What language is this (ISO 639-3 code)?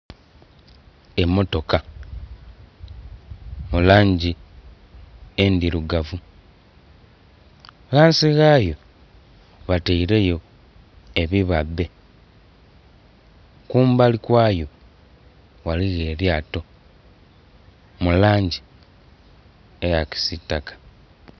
xog